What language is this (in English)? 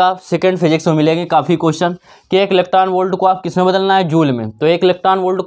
Hindi